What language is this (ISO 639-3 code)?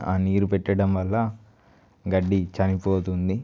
tel